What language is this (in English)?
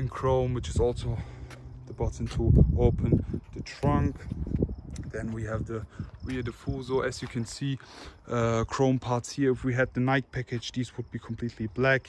English